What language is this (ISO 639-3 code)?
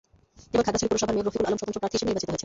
ben